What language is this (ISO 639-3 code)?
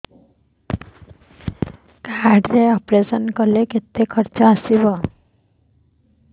ori